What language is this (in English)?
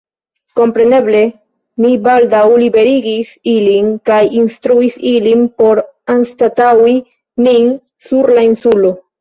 Esperanto